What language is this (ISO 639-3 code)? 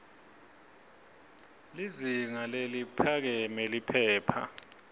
ssw